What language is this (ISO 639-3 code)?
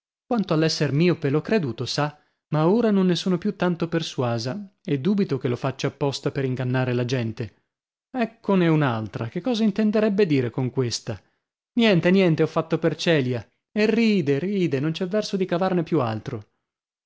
ita